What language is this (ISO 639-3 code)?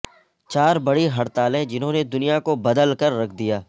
urd